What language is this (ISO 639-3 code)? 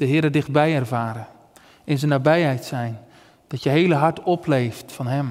nld